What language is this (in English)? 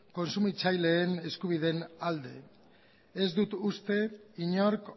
Basque